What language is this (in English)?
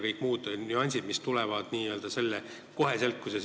Estonian